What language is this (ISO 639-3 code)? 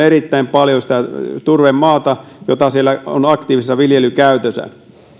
fin